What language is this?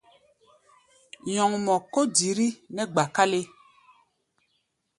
Gbaya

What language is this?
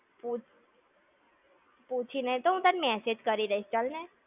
Gujarati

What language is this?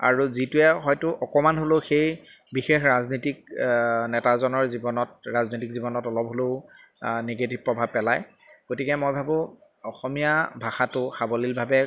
Assamese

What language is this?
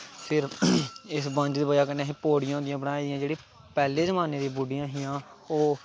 Dogri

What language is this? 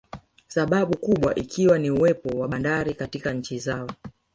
Swahili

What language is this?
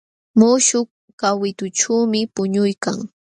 Jauja Wanca Quechua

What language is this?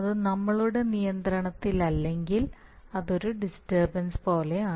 Malayalam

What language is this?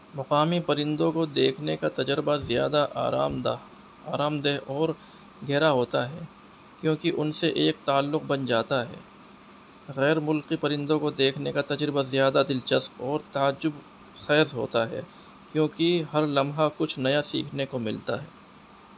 Urdu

